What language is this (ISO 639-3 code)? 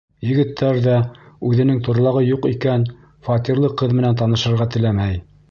bak